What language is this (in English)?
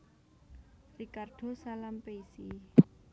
Javanese